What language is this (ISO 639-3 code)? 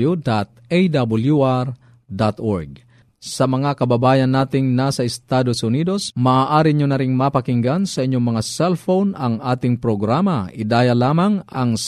fil